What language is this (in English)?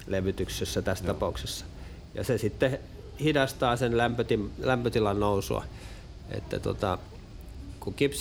Finnish